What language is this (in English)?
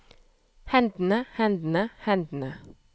Norwegian